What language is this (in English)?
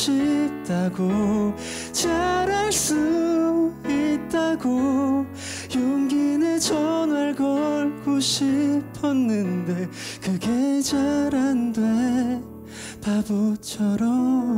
Korean